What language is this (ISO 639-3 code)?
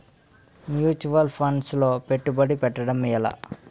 tel